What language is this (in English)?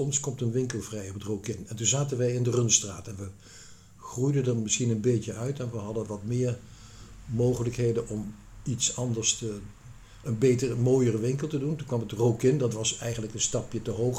Dutch